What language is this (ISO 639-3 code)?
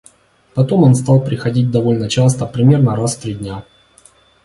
rus